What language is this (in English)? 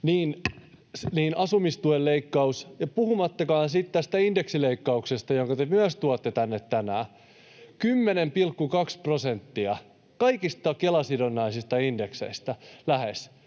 Finnish